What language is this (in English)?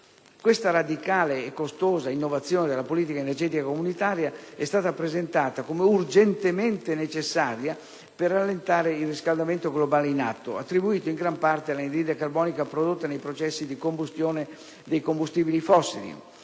Italian